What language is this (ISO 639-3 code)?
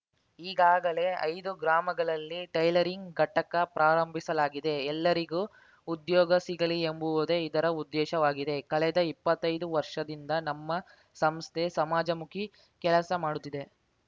kan